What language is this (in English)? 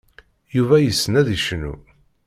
Kabyle